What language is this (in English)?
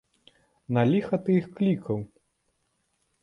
Belarusian